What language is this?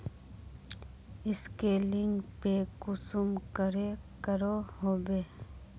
Magahi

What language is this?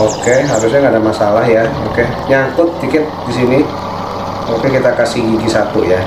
Indonesian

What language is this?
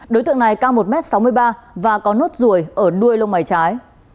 Vietnamese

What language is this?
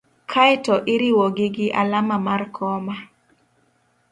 Luo (Kenya and Tanzania)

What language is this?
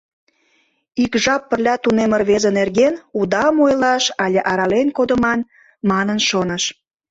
Mari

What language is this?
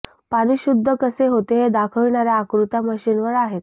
Marathi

